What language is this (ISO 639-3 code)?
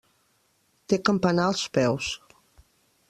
cat